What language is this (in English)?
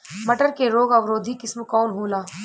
Bhojpuri